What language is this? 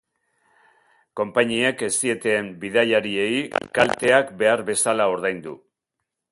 Basque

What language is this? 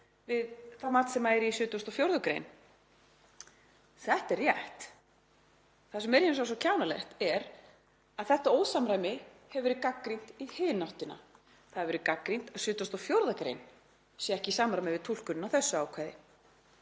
Icelandic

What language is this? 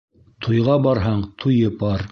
Bashkir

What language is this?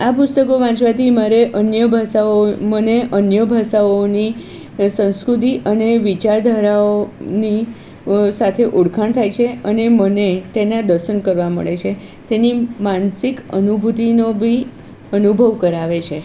Gujarati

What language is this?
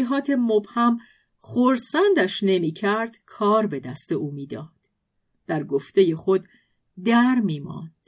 Persian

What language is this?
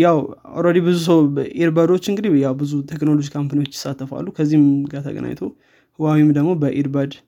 Amharic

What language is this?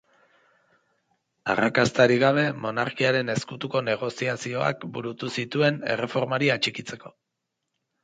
Basque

